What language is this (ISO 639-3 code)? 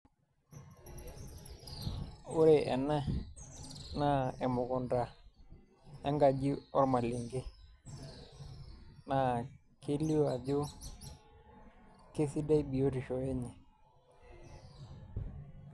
mas